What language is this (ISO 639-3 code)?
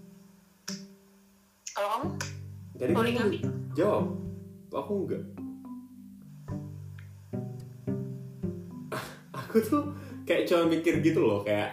ind